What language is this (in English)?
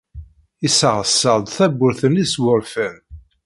Kabyle